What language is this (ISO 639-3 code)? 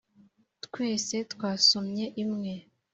kin